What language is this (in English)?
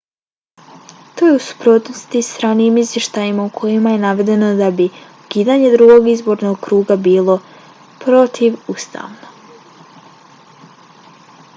Bosnian